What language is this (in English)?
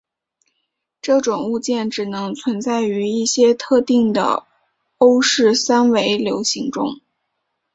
Chinese